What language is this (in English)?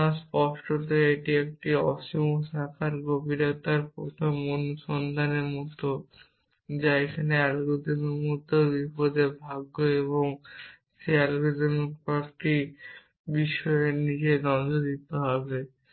Bangla